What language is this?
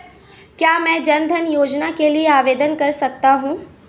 Hindi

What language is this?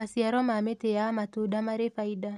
Kikuyu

